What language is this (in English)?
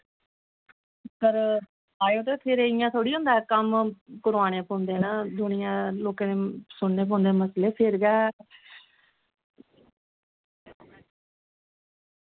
Dogri